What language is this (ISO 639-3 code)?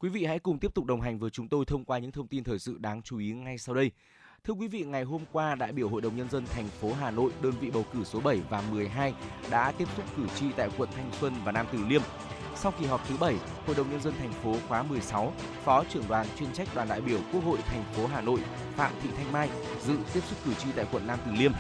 vie